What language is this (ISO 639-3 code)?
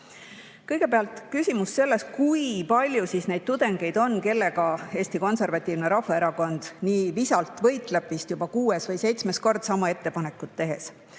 est